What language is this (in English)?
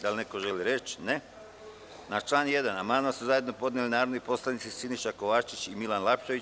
Serbian